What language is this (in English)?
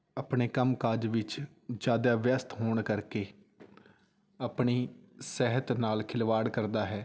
Punjabi